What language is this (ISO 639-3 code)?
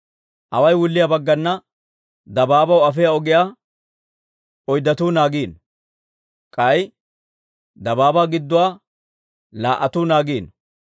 dwr